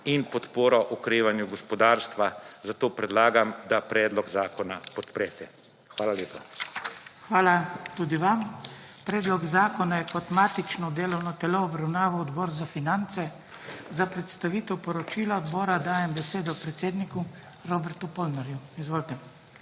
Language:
Slovenian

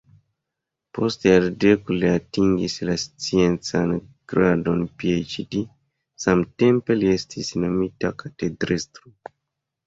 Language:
Esperanto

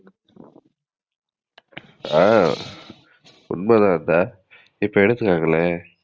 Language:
Tamil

